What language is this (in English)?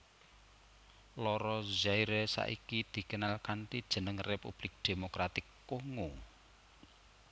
Javanese